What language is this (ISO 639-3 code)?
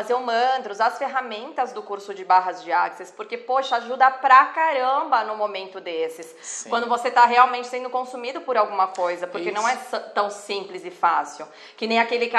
por